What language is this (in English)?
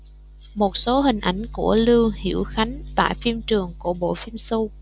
Vietnamese